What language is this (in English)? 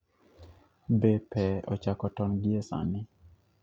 Luo (Kenya and Tanzania)